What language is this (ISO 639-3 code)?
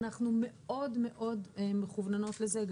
heb